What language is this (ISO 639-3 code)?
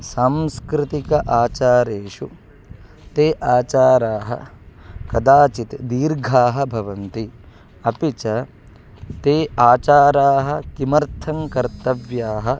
san